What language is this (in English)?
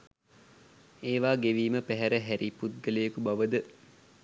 Sinhala